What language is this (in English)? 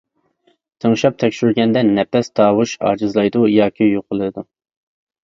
Uyghur